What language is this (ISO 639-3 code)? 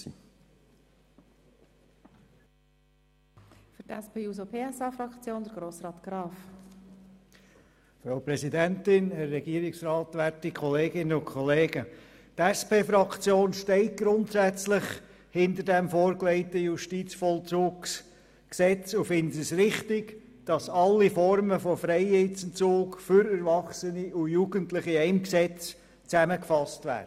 gsw